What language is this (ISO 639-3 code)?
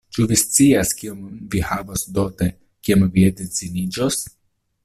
epo